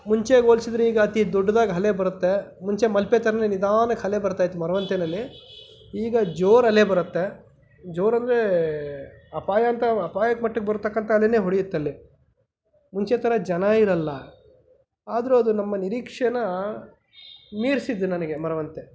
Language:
Kannada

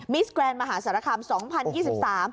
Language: Thai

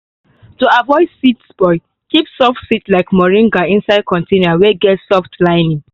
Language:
Nigerian Pidgin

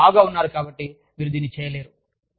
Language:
Telugu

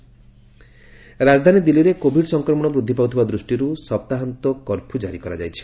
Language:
Odia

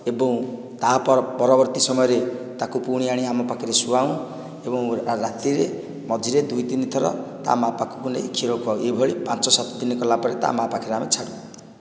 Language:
Odia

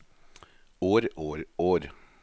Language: Norwegian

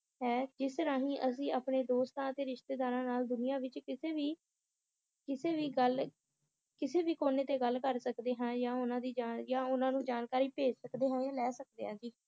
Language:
Punjabi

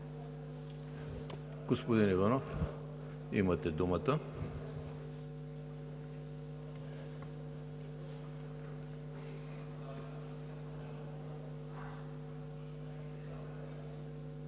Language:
Bulgarian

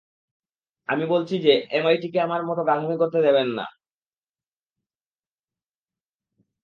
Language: Bangla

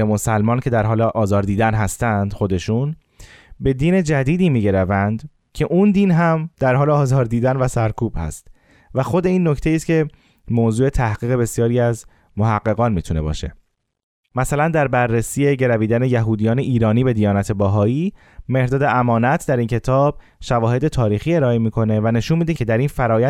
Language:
Persian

